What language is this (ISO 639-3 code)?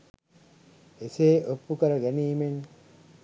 sin